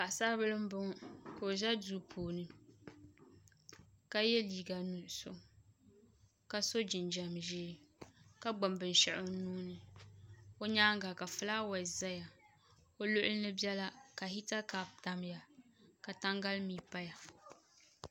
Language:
Dagbani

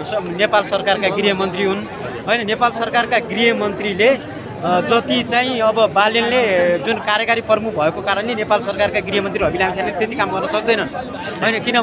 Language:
Arabic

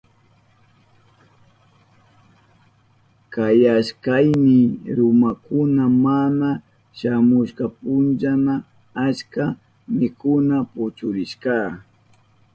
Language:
Southern Pastaza Quechua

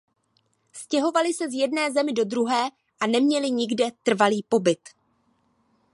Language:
Czech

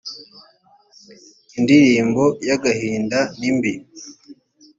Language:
Kinyarwanda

